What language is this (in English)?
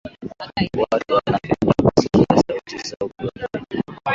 Swahili